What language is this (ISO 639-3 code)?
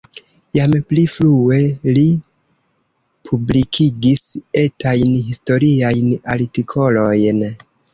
epo